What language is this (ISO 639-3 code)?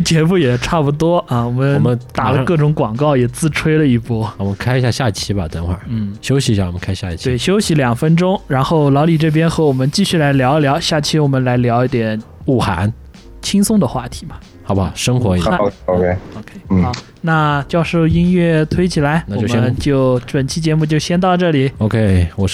zho